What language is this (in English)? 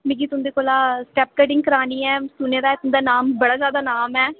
Dogri